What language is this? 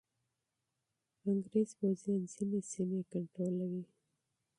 Pashto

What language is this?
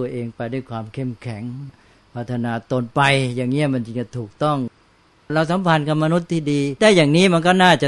Thai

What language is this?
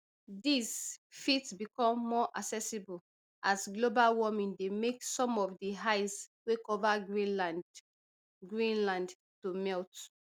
Nigerian Pidgin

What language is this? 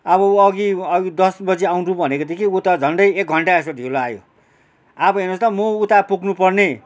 Nepali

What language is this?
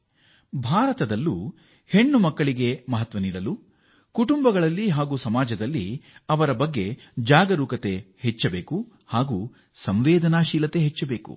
Kannada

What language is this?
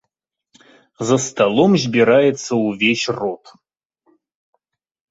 Belarusian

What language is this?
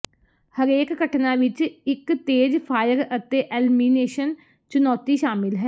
Punjabi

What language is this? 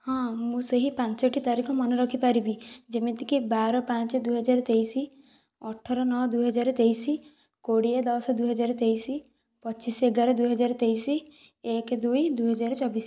Odia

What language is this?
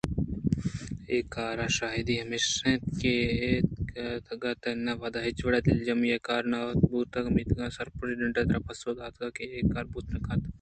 Eastern Balochi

